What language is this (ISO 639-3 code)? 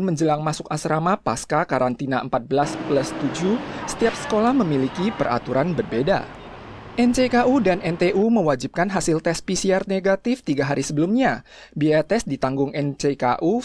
ind